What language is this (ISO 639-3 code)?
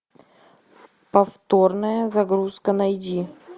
rus